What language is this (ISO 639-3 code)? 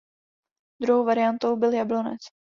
ces